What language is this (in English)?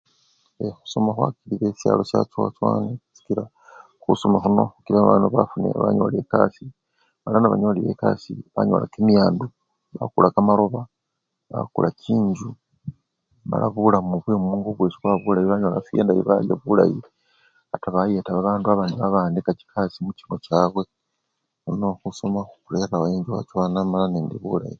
Luyia